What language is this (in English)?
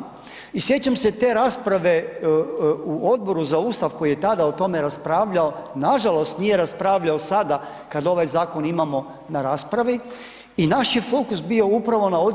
Croatian